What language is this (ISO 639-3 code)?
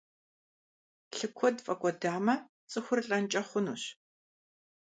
kbd